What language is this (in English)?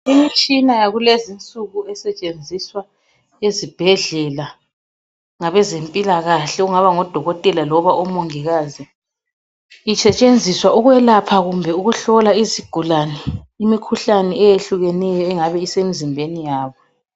North Ndebele